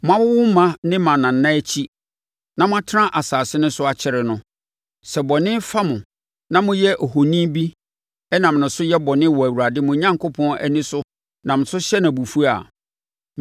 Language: Akan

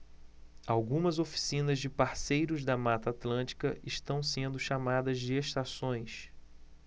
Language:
Portuguese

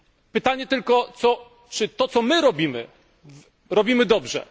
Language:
Polish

